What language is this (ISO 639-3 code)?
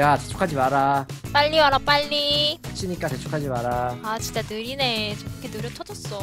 kor